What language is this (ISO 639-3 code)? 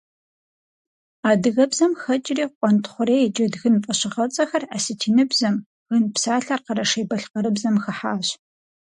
kbd